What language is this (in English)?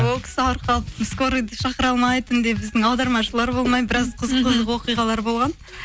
Kazakh